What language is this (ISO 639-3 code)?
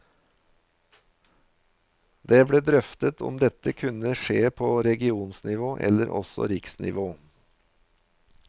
nor